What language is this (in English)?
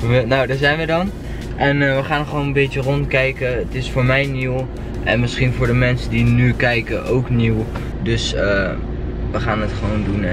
Dutch